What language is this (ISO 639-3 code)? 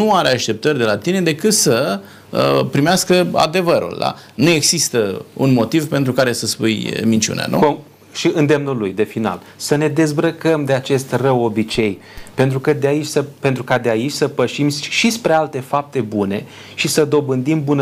ron